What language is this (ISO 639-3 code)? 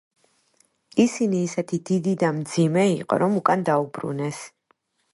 kat